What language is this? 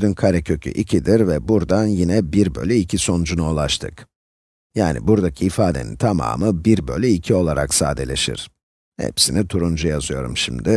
Turkish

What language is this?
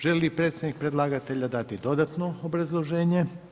Croatian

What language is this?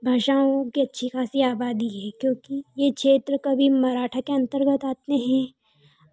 Hindi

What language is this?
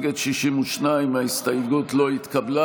Hebrew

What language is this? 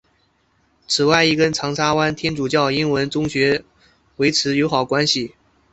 Chinese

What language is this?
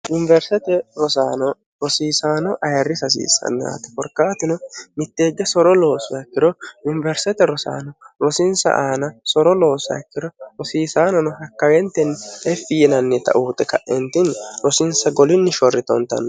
Sidamo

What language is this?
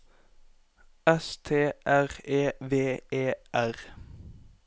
Norwegian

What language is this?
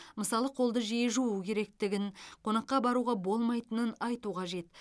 Kazakh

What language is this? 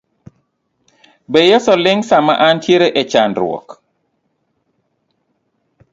Luo (Kenya and Tanzania)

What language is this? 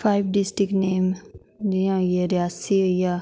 Dogri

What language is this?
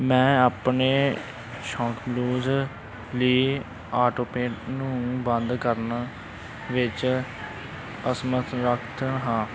Punjabi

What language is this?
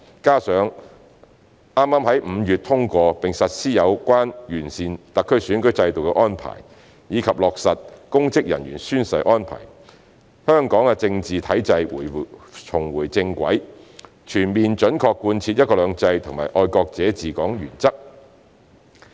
Cantonese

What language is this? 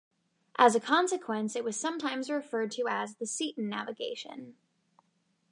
English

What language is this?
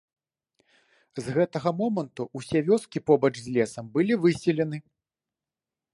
Belarusian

